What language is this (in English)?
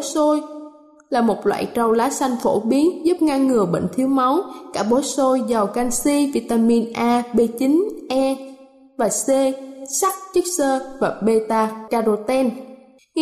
Vietnamese